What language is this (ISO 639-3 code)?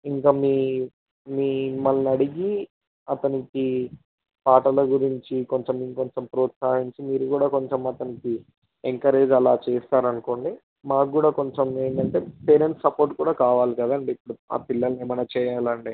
tel